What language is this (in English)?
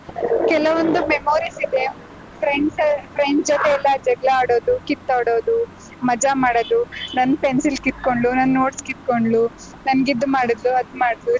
Kannada